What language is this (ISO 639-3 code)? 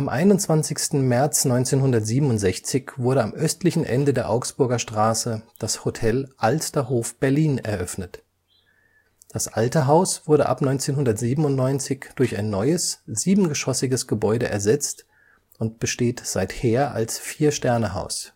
deu